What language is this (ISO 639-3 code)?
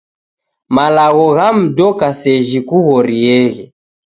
dav